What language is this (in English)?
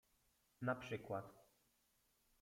Polish